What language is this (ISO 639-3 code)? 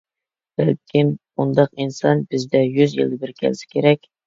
uig